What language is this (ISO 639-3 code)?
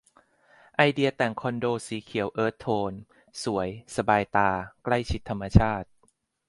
tha